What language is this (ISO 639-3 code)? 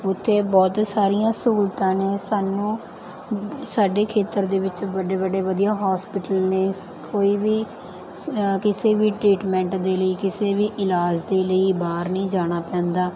pan